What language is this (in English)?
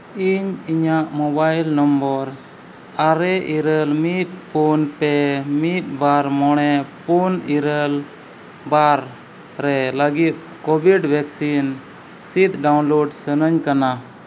Santali